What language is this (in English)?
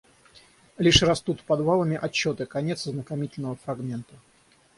Russian